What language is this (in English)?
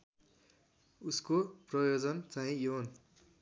Nepali